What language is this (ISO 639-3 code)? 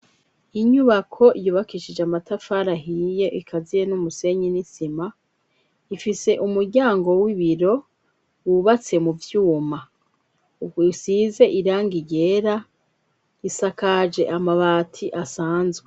run